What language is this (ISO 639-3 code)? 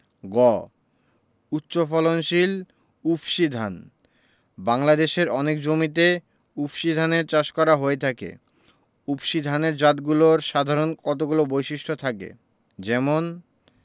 ben